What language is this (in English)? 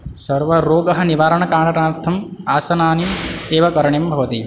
Sanskrit